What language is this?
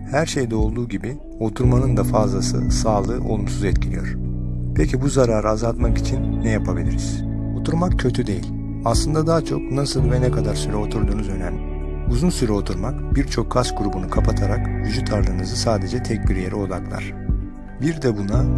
Turkish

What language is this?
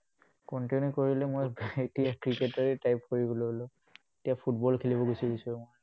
Assamese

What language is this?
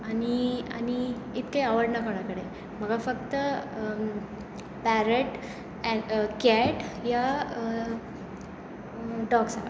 Konkani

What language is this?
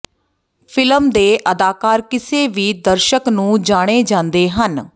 Punjabi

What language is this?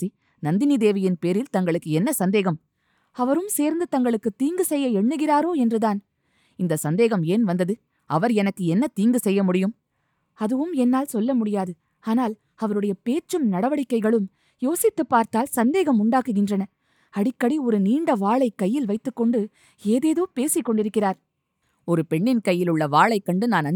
Tamil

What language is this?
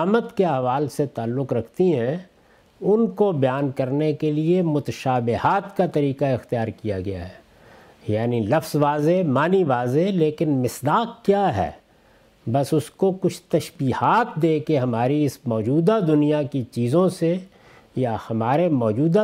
Urdu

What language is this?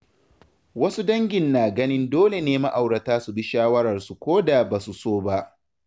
Hausa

